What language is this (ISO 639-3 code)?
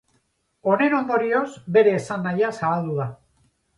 eus